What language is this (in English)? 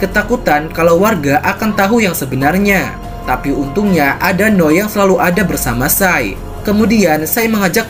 Indonesian